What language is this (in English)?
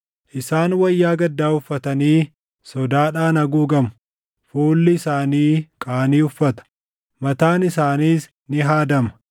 Oromo